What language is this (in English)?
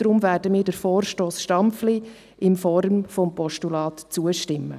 Swiss German